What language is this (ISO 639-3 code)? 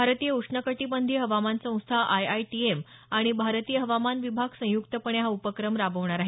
mar